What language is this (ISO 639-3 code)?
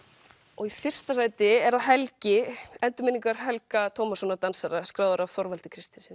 isl